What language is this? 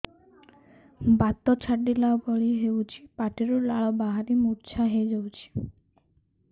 Odia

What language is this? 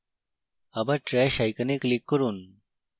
Bangla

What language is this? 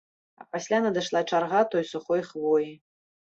Belarusian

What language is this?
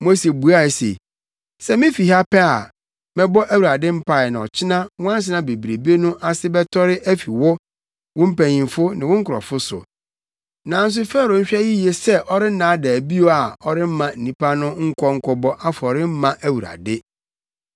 Akan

